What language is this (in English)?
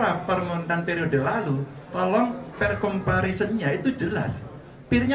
Indonesian